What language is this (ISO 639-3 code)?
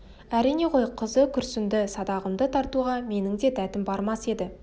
kaz